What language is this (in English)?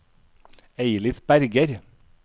Norwegian